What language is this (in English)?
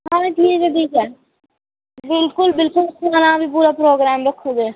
Dogri